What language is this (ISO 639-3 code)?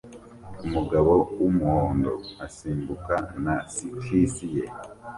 kin